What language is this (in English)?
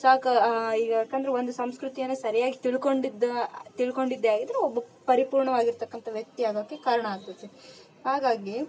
Kannada